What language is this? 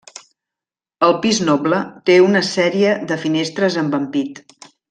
Catalan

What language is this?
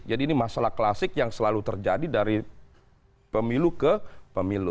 Indonesian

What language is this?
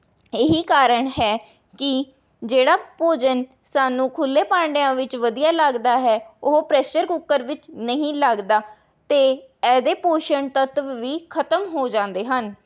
Punjabi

